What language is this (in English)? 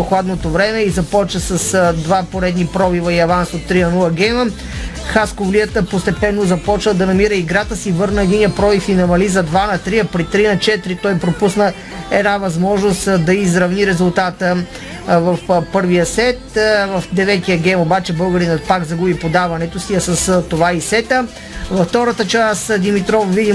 Bulgarian